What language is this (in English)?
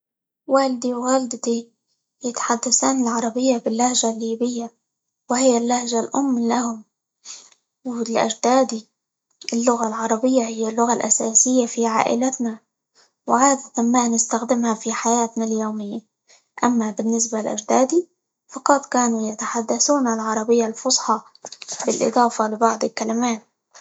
Libyan Arabic